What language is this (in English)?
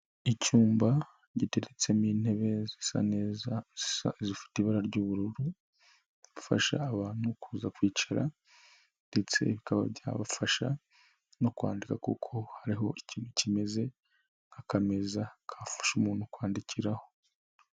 Kinyarwanda